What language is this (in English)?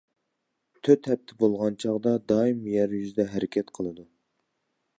Uyghur